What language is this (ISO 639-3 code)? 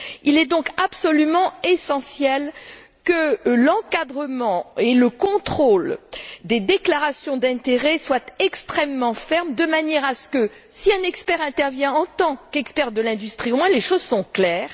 fra